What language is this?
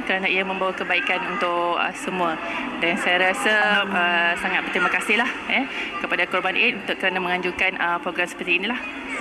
Malay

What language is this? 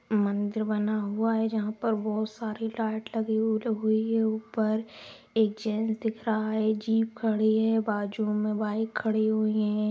Magahi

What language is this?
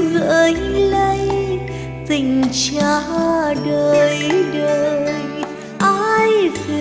Vietnamese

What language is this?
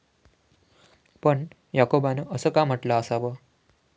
Marathi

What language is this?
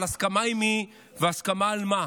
Hebrew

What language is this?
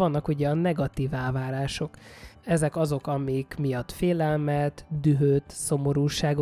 Hungarian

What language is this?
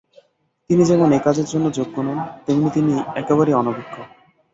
Bangla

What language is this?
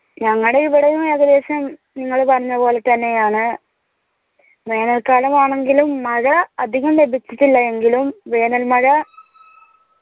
Malayalam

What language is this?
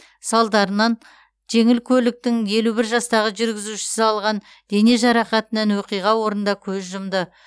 Kazakh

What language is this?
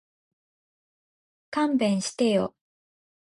Japanese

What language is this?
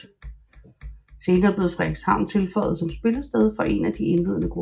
Danish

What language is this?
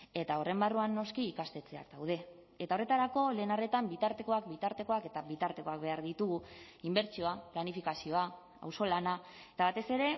Basque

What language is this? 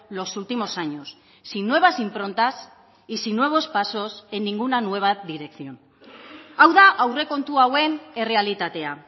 Spanish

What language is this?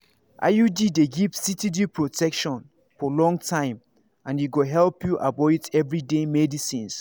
Nigerian Pidgin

